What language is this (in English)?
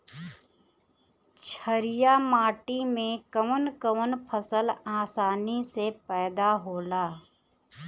Bhojpuri